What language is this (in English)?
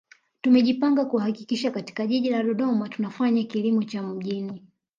Swahili